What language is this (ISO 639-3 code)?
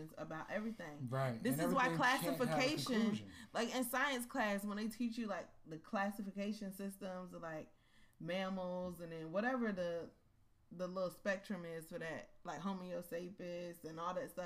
eng